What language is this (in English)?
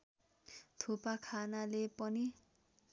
Nepali